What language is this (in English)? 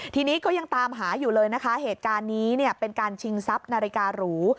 Thai